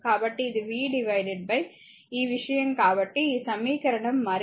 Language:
Telugu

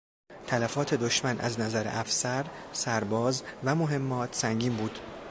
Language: Persian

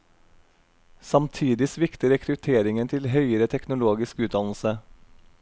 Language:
Norwegian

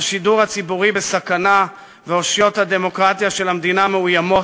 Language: Hebrew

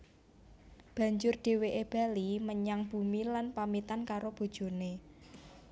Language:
Javanese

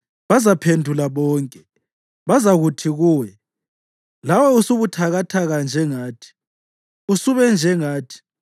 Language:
North Ndebele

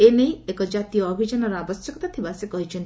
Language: Odia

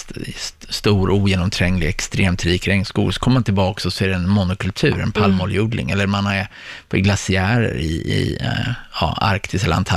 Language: Swedish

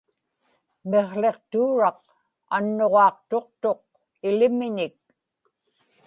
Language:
Inupiaq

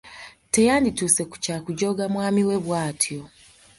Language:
Ganda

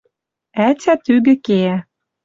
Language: Western Mari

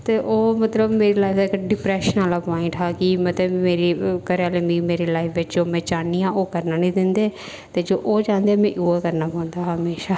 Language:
Dogri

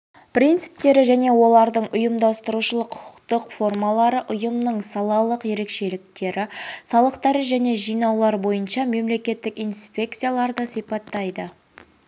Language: Kazakh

